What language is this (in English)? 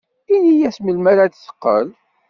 Kabyle